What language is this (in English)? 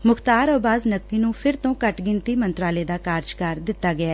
Punjabi